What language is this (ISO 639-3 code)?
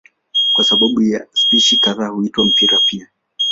swa